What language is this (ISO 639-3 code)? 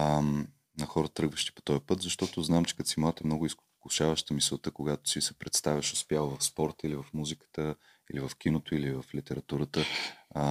bul